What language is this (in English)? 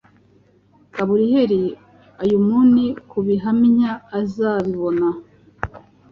Kinyarwanda